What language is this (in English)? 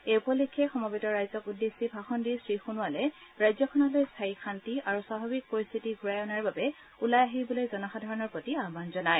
Assamese